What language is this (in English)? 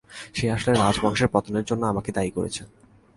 Bangla